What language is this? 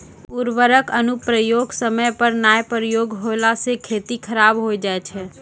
Maithili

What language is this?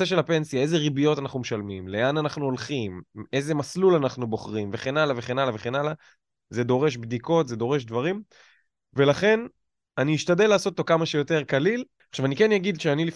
Hebrew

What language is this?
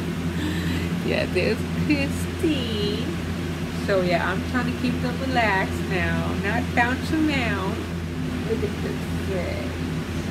English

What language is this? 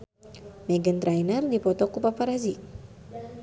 Sundanese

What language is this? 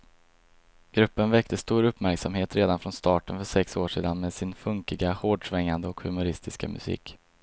Swedish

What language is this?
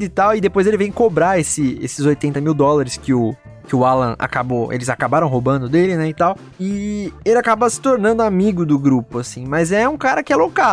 Portuguese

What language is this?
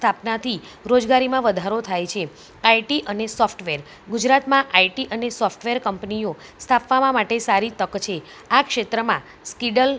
Gujarati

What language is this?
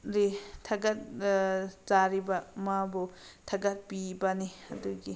Manipuri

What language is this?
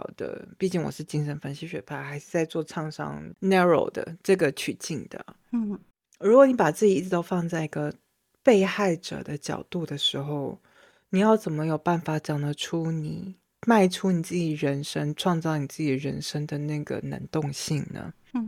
Chinese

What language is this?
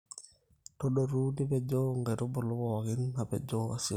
Masai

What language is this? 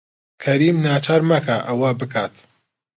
Central Kurdish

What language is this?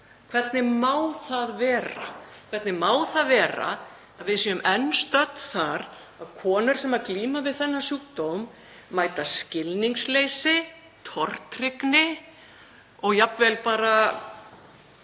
Icelandic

